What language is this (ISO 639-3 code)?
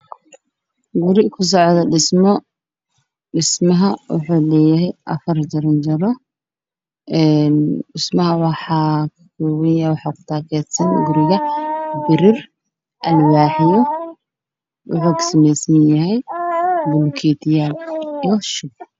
som